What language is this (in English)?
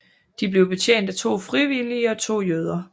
Danish